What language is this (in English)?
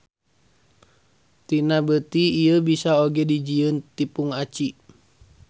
Sundanese